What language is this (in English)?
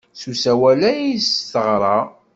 Kabyle